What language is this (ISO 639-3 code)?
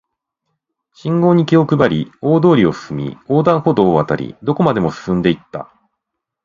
jpn